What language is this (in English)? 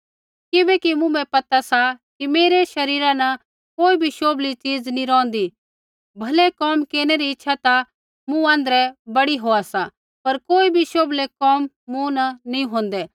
Kullu Pahari